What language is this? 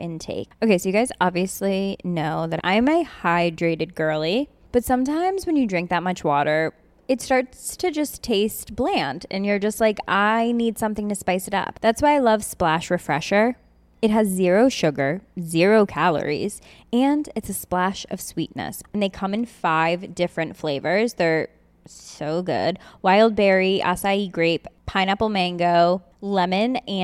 Filipino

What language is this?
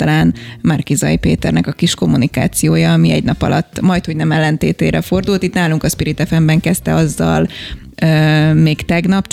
Hungarian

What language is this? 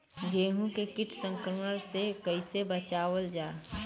Bhojpuri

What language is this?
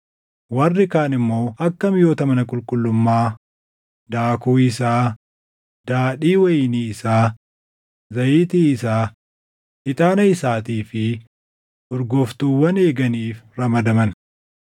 Oromo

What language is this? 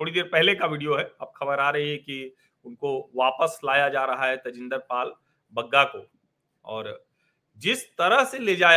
Hindi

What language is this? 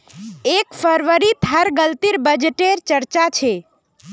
Magahi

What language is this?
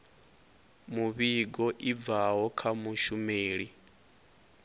Venda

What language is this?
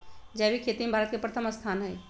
Magahi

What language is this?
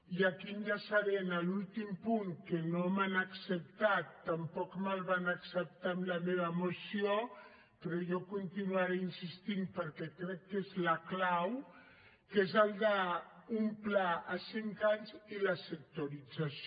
Catalan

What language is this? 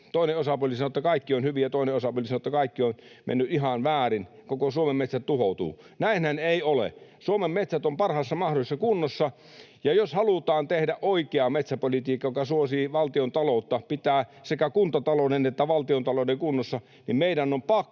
Finnish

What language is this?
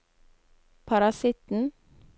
Norwegian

